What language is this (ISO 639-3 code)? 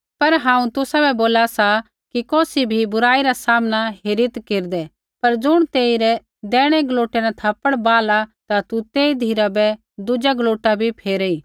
kfx